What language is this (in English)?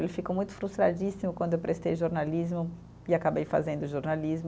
Portuguese